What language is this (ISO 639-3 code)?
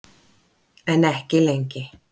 isl